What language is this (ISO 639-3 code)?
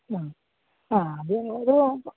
mal